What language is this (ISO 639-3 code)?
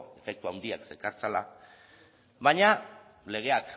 eus